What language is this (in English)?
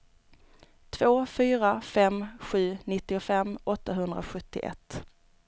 Swedish